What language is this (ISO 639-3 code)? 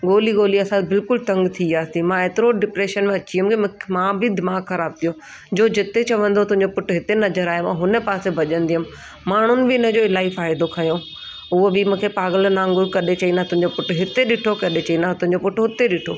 snd